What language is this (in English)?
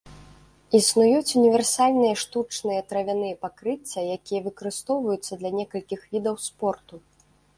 Belarusian